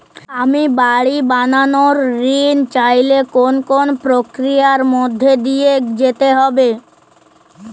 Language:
Bangla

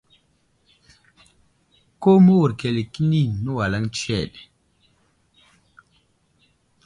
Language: Wuzlam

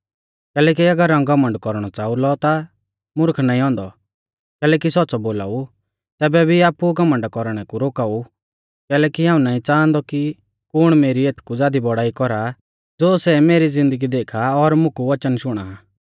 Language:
Mahasu Pahari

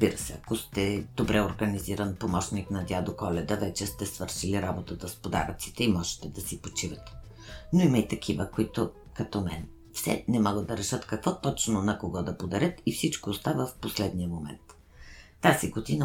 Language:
Bulgarian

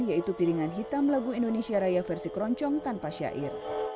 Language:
Indonesian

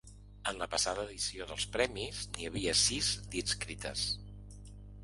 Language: Catalan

